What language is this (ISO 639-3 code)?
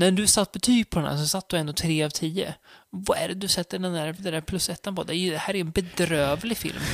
swe